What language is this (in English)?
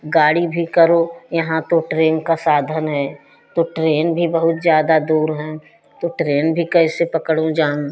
Hindi